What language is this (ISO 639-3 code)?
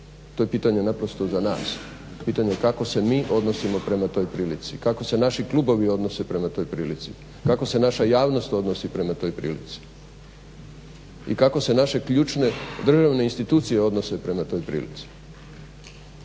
hrv